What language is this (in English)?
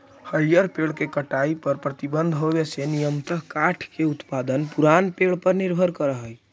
Magahi